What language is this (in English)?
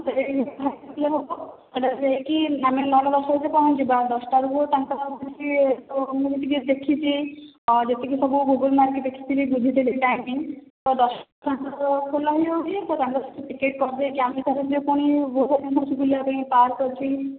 Odia